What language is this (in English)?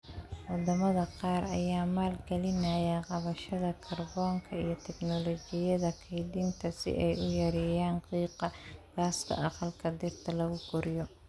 Somali